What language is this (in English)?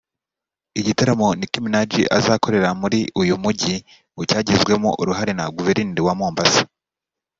Kinyarwanda